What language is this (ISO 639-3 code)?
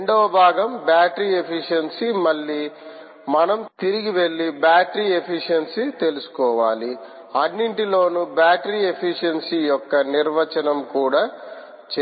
tel